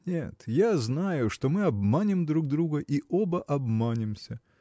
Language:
Russian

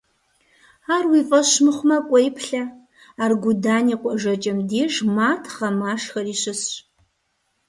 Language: Kabardian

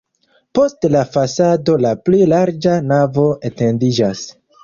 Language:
Esperanto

